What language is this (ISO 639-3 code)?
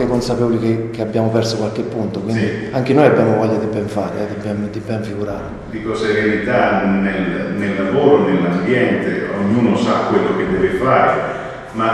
ita